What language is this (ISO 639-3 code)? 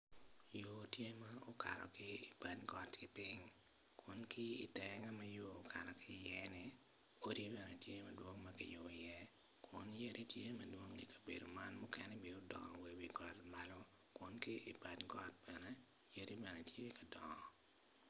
ach